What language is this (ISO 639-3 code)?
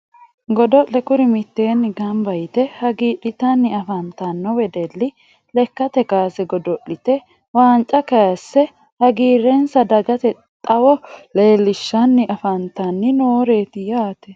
sid